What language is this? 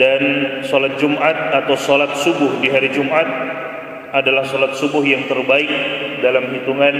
Malay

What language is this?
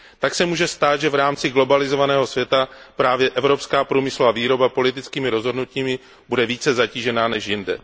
Czech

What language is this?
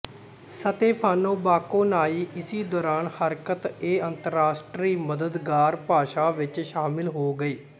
Punjabi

